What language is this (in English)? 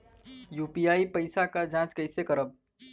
Bhojpuri